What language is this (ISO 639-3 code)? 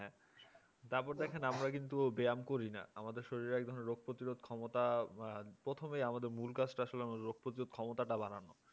ben